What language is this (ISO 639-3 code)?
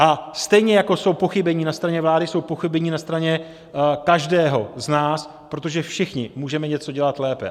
ces